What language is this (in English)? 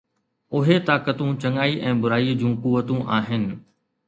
Sindhi